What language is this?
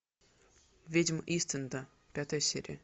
Russian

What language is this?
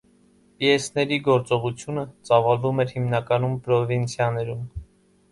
Armenian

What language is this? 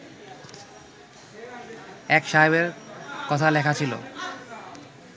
Bangla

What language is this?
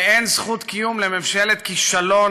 Hebrew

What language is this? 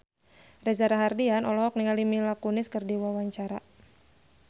Sundanese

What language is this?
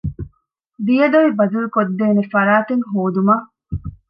Divehi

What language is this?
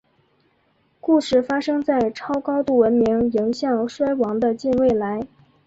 Chinese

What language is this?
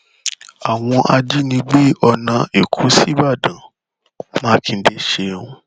Yoruba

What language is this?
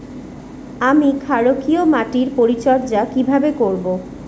Bangla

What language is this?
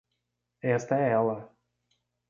Portuguese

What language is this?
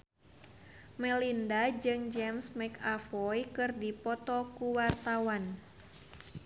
Sundanese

